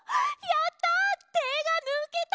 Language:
Japanese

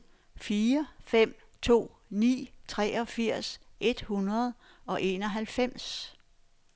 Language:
Danish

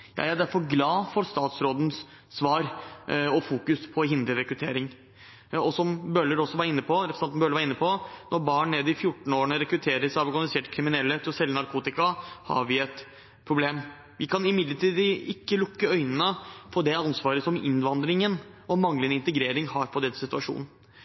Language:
Norwegian Bokmål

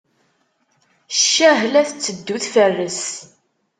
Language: Kabyle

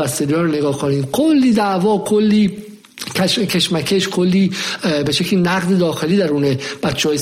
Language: Persian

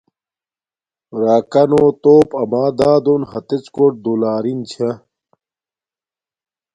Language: Domaaki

